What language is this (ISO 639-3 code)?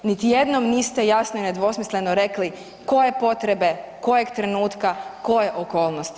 hrv